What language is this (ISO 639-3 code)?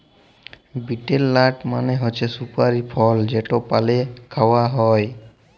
ben